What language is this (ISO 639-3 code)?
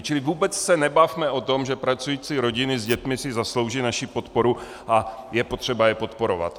ces